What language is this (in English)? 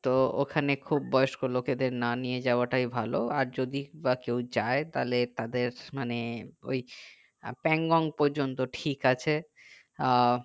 Bangla